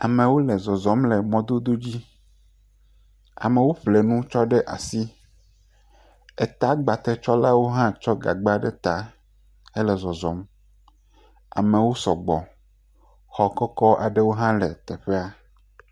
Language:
Ewe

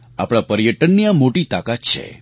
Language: Gujarati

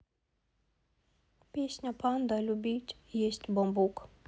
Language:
Russian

